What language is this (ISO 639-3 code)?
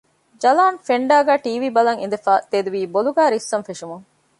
div